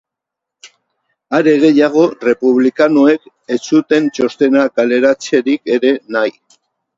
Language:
Basque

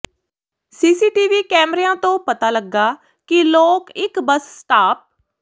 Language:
Punjabi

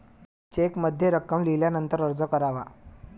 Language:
Marathi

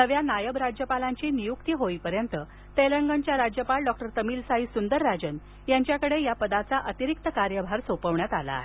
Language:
Marathi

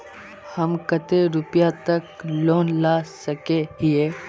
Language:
Magahi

